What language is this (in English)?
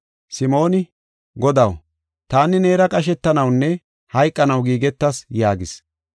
Gofa